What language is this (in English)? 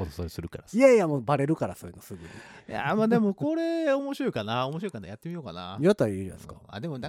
Japanese